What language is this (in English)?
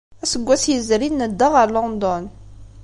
Kabyle